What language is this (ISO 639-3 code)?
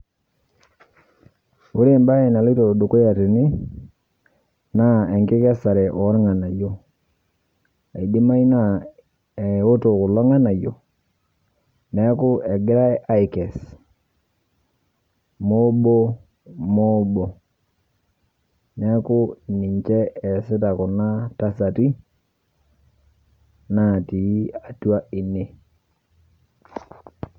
mas